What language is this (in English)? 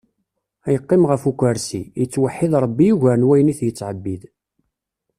Kabyle